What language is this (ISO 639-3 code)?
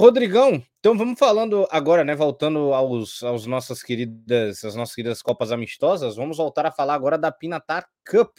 por